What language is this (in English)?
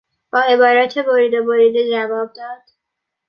Persian